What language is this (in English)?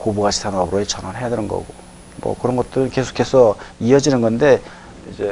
Korean